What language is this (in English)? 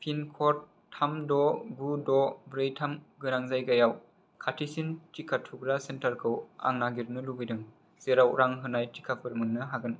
Bodo